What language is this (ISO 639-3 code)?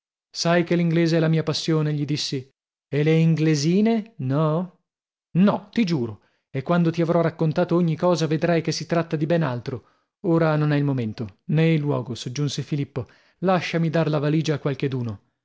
ita